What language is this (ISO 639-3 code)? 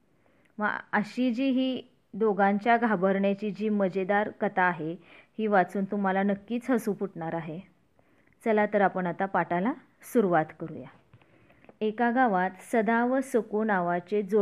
mar